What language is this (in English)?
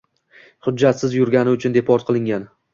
Uzbek